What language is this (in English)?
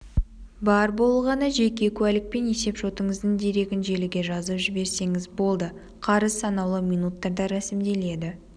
Kazakh